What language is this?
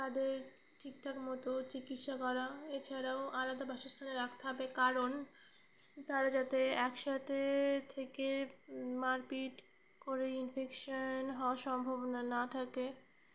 Bangla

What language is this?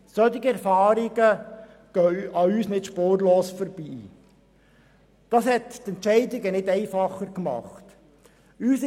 Swiss German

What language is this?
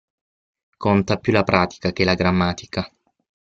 Italian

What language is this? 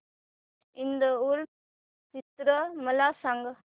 Marathi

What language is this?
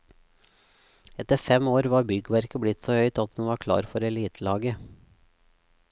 Norwegian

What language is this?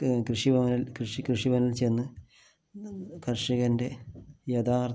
Malayalam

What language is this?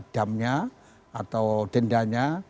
Indonesian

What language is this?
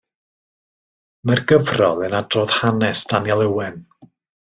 Welsh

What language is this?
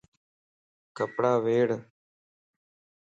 Lasi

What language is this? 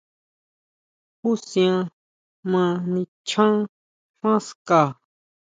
Huautla Mazatec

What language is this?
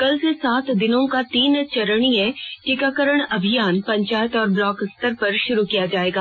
Hindi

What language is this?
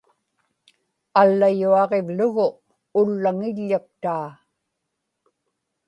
Inupiaq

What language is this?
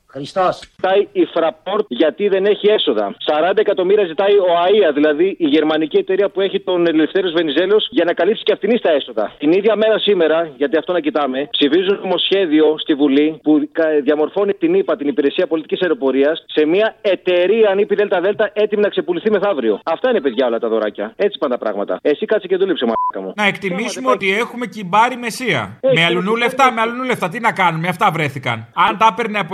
Greek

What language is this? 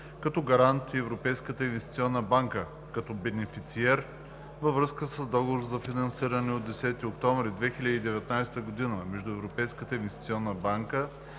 Bulgarian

